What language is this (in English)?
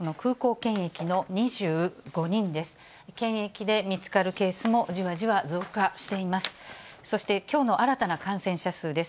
Japanese